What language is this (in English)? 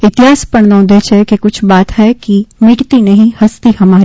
Gujarati